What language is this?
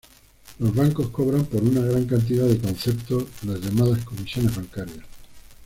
Spanish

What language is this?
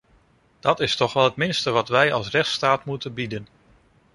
Dutch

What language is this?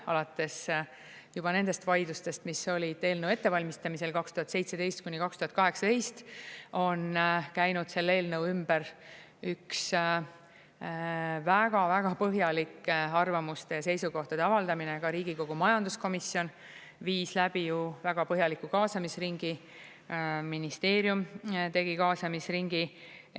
Estonian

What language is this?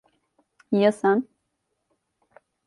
Turkish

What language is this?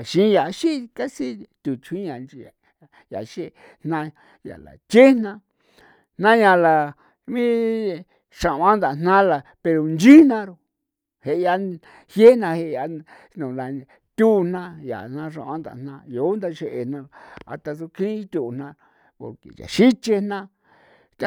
San Felipe Otlaltepec Popoloca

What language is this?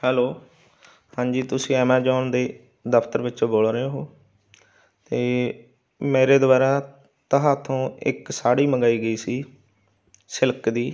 Punjabi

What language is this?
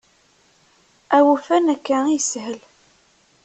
Kabyle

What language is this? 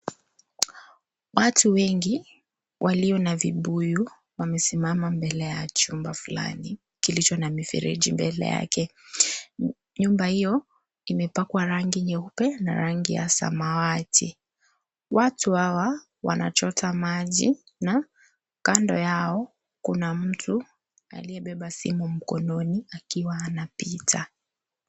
Swahili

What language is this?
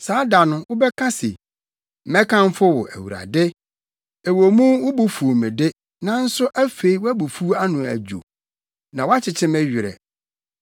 Akan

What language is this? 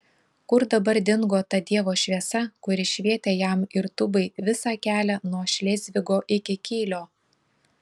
Lithuanian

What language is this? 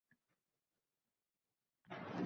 Uzbek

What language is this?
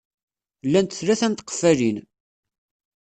Kabyle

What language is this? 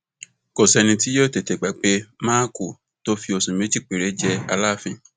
Yoruba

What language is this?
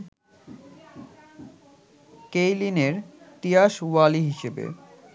Bangla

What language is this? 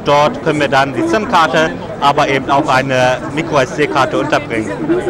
German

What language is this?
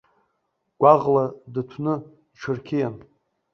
Abkhazian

